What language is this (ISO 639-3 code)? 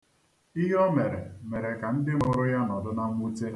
ibo